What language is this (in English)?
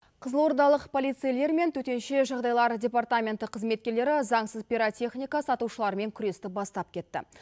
Kazakh